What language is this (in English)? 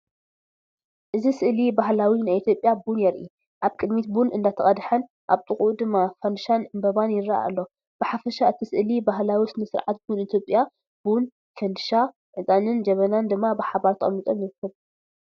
Tigrinya